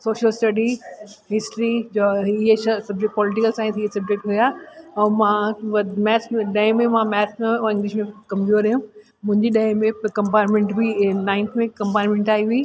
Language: Sindhi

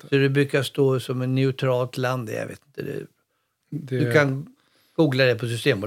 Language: Swedish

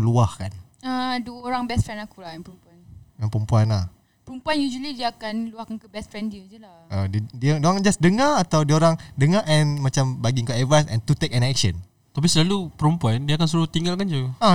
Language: Malay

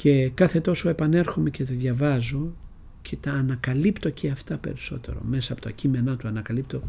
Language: Greek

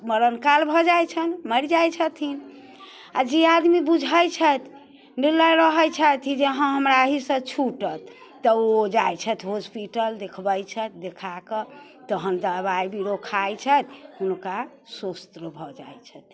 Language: Maithili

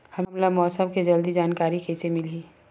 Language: Chhattisgarhi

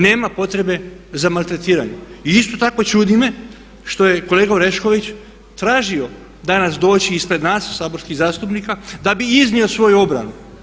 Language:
Croatian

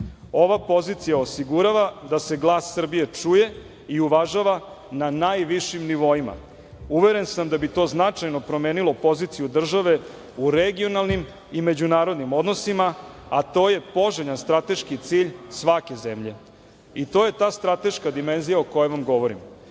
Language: Serbian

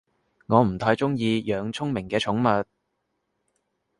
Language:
Cantonese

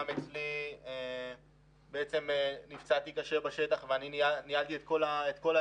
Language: Hebrew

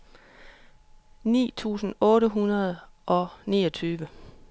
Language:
Danish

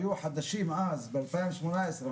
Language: Hebrew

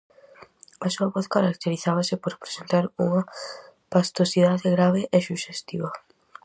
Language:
Galician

